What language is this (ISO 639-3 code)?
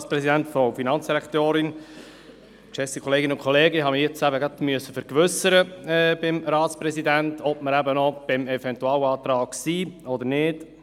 gsw